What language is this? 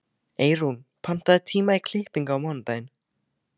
Icelandic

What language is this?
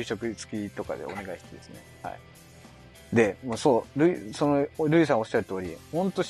Japanese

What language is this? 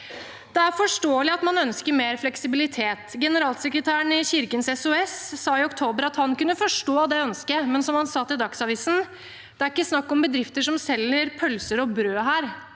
Norwegian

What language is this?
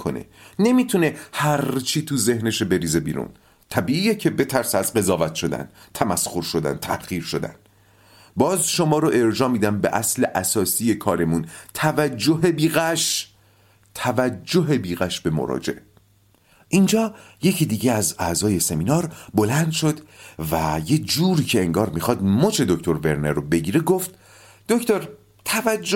Persian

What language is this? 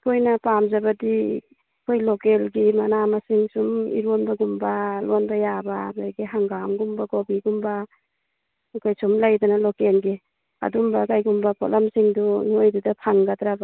Manipuri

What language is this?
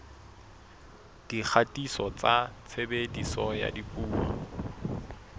Southern Sotho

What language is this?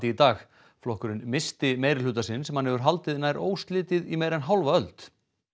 Icelandic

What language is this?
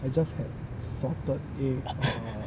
English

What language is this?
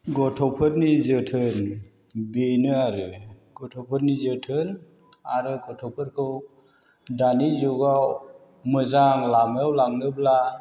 Bodo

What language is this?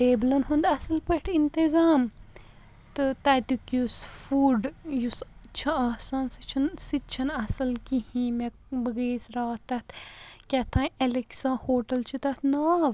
Kashmiri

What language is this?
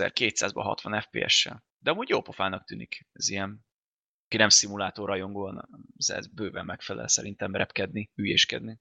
Hungarian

